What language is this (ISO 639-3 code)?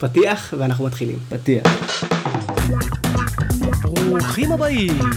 heb